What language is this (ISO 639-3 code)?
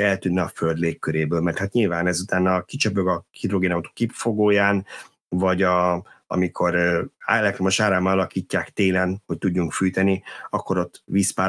hun